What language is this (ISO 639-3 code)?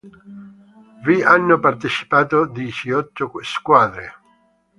ita